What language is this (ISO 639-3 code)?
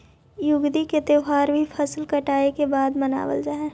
mag